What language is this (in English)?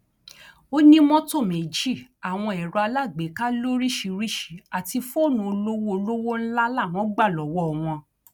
Yoruba